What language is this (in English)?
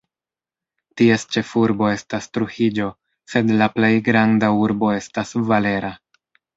Esperanto